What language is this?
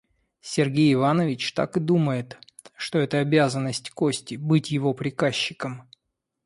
Russian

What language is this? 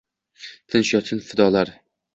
Uzbek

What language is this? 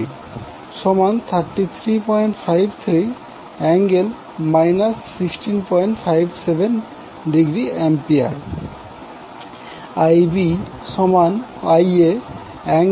Bangla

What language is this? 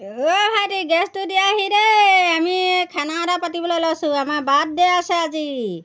Assamese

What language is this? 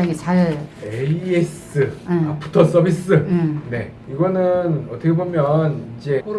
Korean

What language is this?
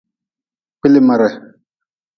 Nawdm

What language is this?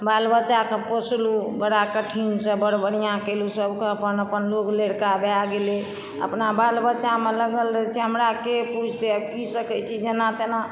Maithili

